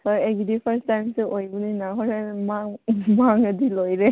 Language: Manipuri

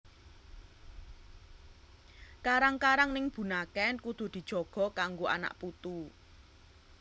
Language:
Javanese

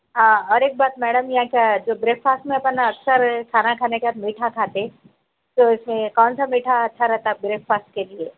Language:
Urdu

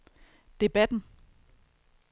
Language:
Danish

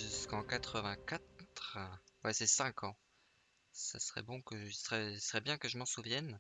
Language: French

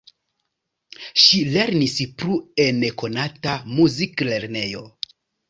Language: Esperanto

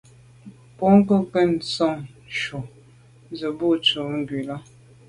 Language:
Medumba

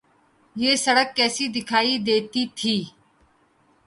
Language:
Urdu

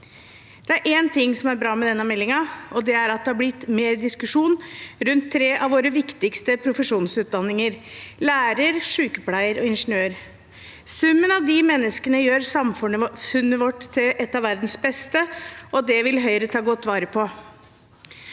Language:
Norwegian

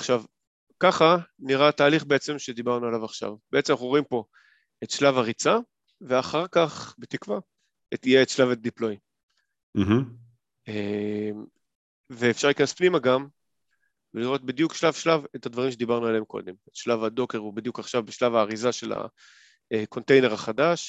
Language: Hebrew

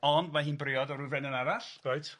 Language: Welsh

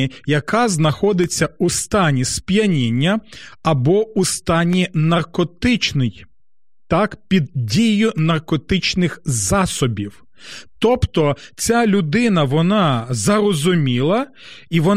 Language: Ukrainian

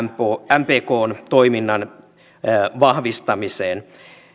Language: Finnish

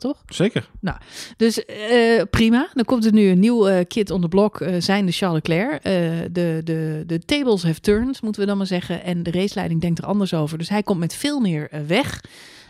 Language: Dutch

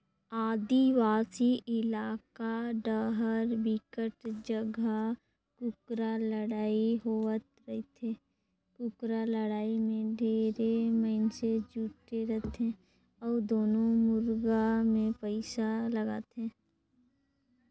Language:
Chhattisgarhi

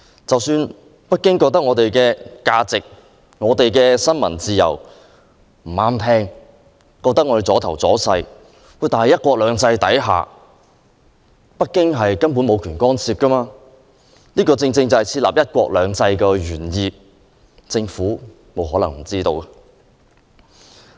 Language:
Cantonese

